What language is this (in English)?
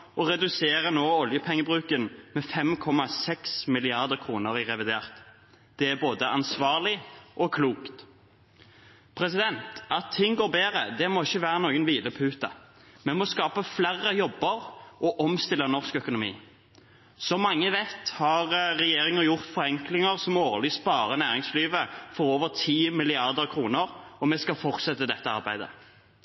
Norwegian Bokmål